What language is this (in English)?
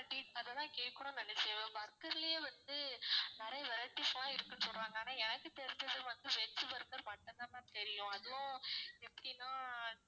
Tamil